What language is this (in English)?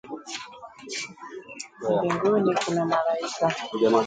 Swahili